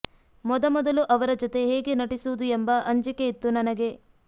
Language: Kannada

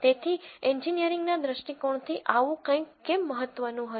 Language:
Gujarati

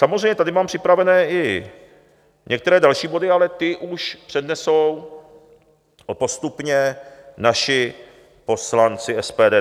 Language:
Czech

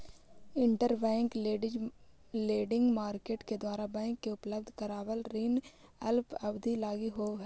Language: Magahi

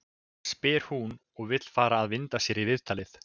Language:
Icelandic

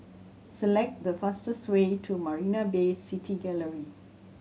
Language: English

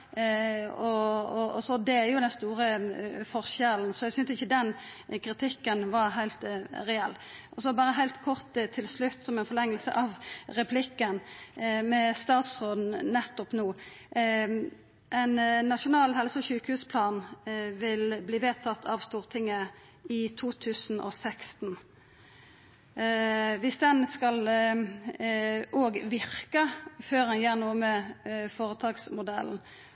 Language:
Norwegian Nynorsk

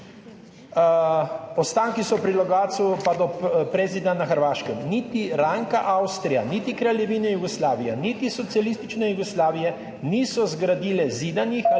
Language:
Slovenian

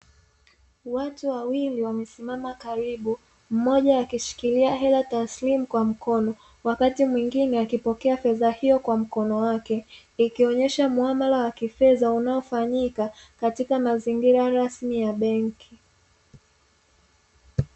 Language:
Swahili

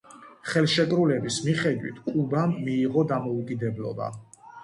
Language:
Georgian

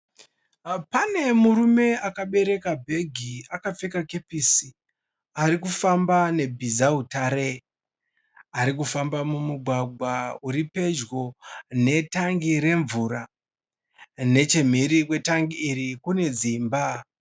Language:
Shona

